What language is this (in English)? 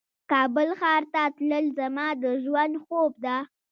Pashto